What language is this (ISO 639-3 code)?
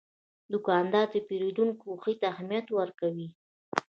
pus